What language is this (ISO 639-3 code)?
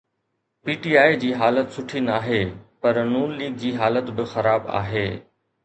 snd